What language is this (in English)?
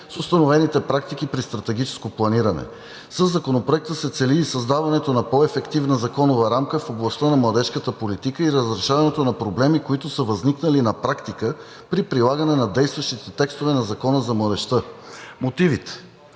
Bulgarian